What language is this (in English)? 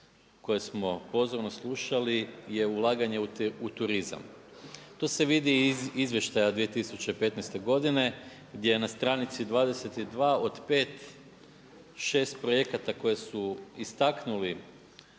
Croatian